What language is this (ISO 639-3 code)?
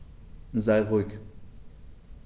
deu